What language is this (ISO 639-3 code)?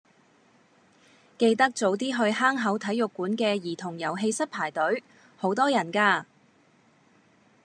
yue